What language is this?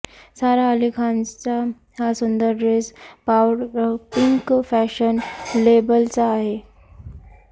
Marathi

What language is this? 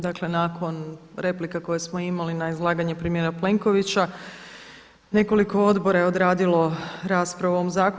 Croatian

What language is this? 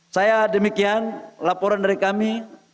Indonesian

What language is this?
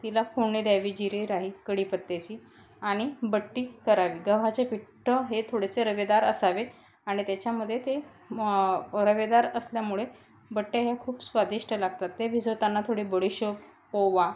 Marathi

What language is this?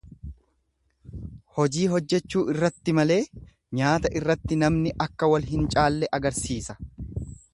Oromo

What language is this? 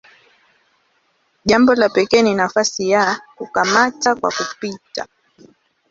Swahili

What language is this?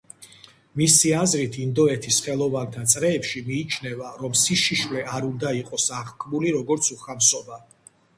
Georgian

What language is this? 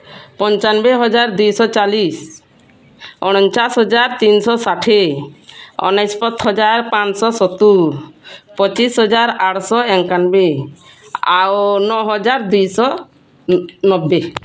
Odia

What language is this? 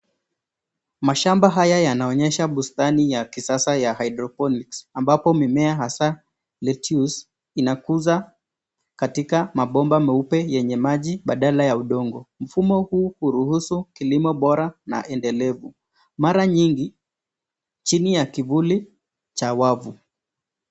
Swahili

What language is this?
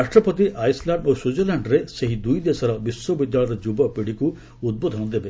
Odia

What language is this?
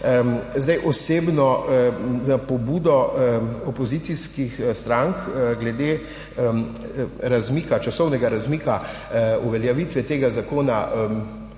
Slovenian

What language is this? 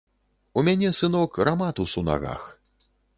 Belarusian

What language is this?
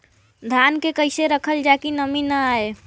Bhojpuri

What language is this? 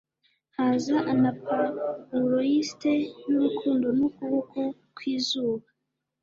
Kinyarwanda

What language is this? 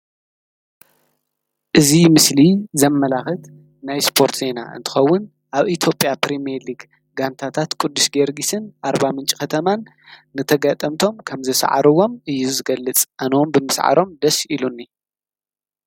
Tigrinya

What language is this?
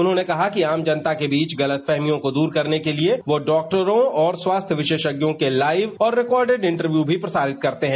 Hindi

